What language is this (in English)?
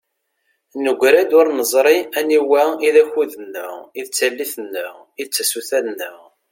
Kabyle